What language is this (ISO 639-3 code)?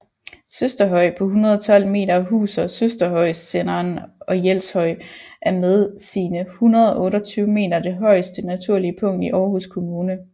dan